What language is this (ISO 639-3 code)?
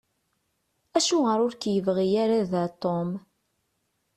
kab